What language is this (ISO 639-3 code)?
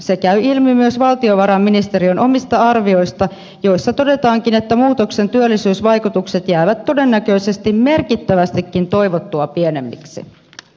fin